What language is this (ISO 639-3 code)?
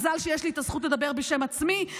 heb